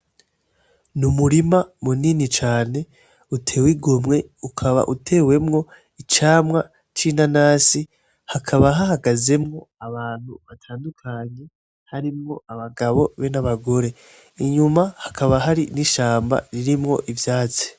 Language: Rundi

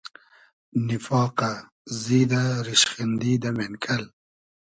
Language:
Hazaragi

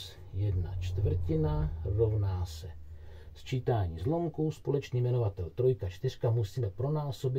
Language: Czech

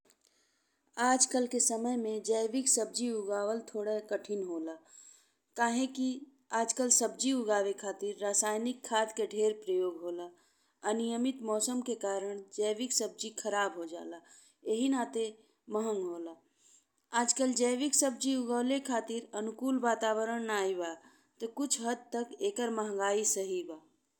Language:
Bhojpuri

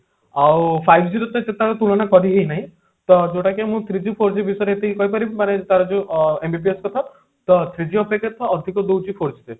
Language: Odia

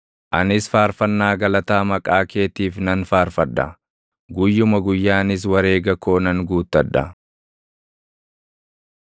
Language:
Oromo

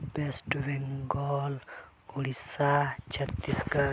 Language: Santali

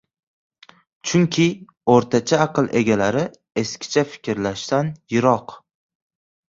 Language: Uzbek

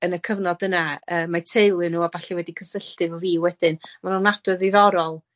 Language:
Welsh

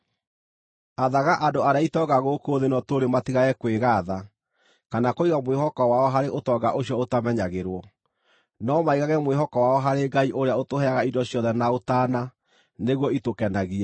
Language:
Kikuyu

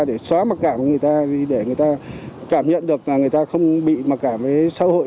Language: Vietnamese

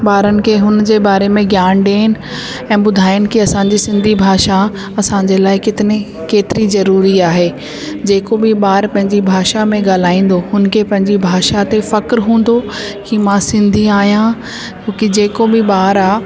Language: Sindhi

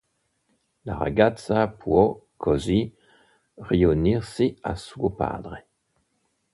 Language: Italian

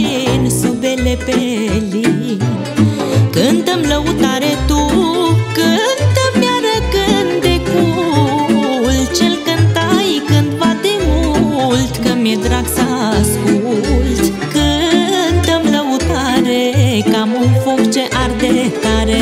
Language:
Romanian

